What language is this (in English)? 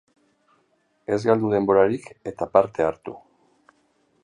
Basque